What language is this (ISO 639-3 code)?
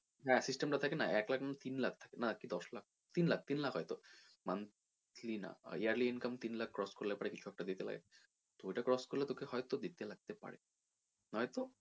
ben